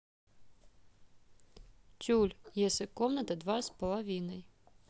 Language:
Russian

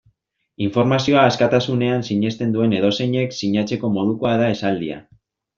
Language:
Basque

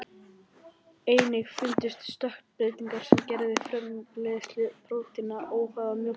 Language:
Icelandic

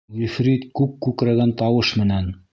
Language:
Bashkir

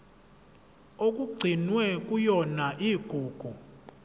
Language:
Zulu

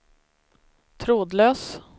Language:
Swedish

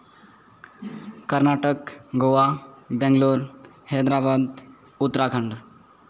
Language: Santali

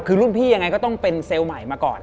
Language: Thai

